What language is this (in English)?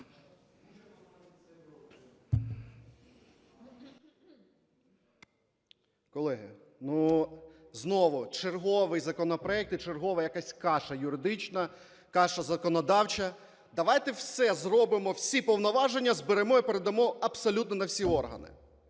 Ukrainian